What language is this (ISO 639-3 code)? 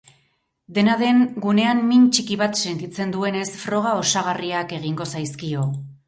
eus